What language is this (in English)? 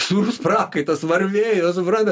Lithuanian